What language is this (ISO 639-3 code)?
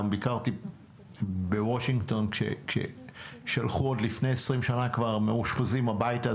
heb